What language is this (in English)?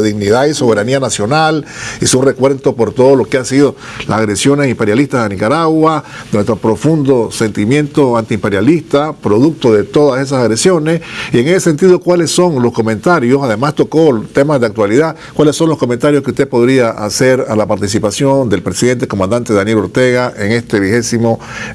Spanish